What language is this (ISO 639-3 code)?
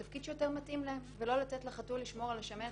heb